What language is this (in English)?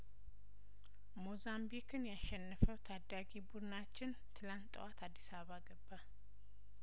Amharic